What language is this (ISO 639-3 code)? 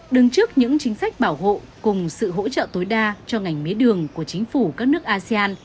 vie